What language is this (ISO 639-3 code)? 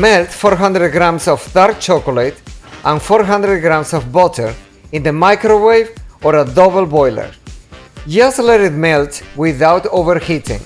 eng